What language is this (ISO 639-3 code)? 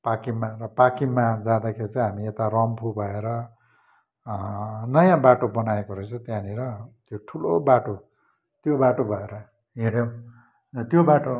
nep